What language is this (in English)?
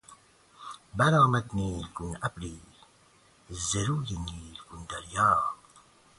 Persian